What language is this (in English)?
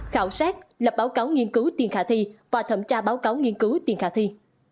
Vietnamese